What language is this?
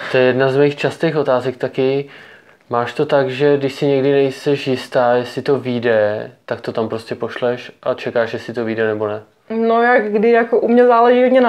Czech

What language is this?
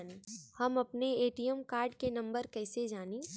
Bhojpuri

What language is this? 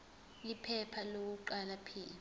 Zulu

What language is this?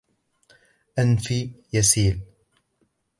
Arabic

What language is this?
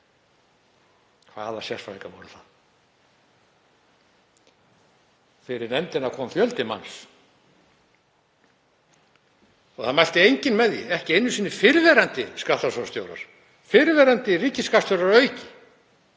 Icelandic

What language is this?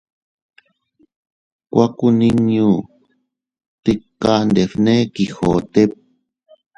Teutila Cuicatec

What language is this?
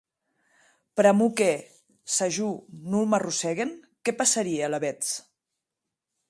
Occitan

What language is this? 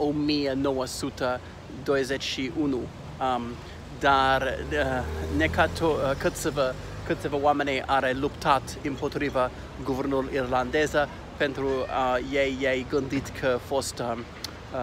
Romanian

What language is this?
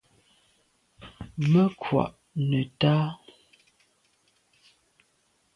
Medumba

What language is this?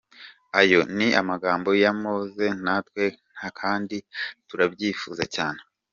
Kinyarwanda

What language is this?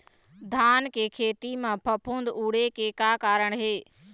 Chhattisgarhi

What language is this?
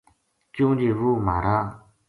Gujari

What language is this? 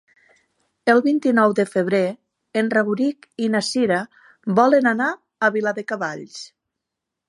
Catalan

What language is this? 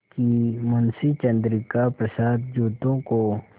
Hindi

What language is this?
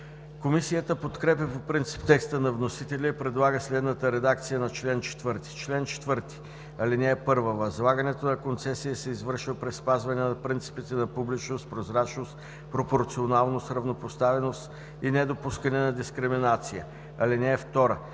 Bulgarian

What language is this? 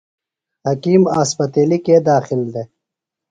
Phalura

